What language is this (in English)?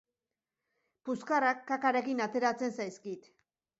Basque